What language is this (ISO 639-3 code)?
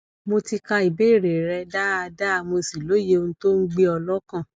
yor